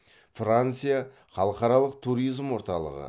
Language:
Kazakh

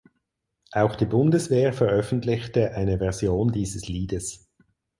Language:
German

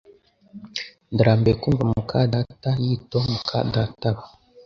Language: Kinyarwanda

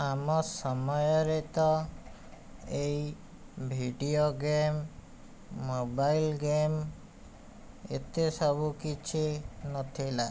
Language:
Odia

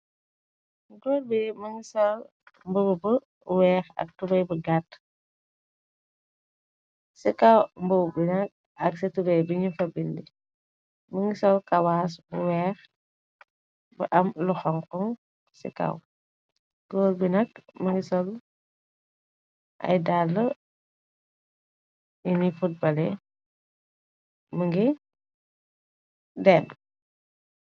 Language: Wolof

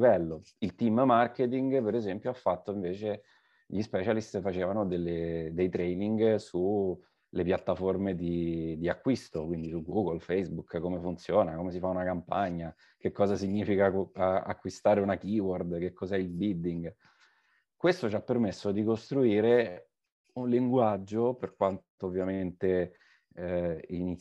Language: Italian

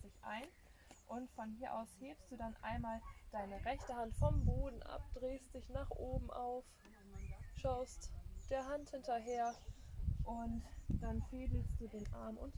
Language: German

